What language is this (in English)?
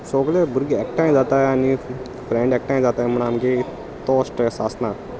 Konkani